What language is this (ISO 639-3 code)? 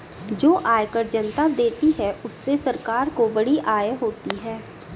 hin